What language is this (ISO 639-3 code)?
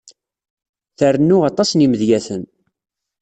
kab